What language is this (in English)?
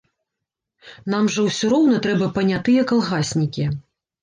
Belarusian